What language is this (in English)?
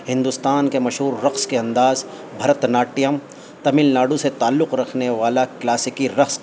Urdu